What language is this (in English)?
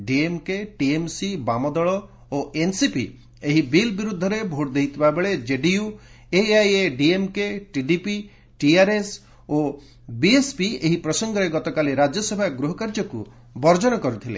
Odia